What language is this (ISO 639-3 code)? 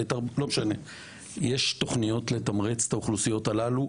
heb